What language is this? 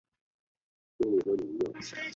Chinese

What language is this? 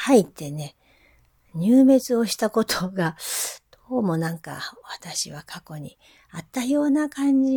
Japanese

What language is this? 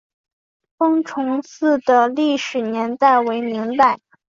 Chinese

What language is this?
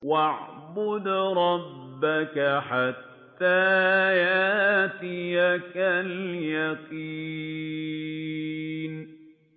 Arabic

